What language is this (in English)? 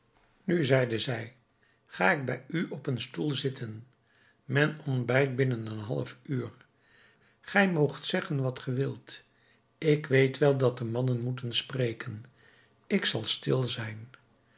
Dutch